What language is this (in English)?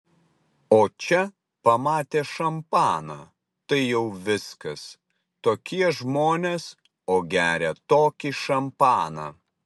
Lithuanian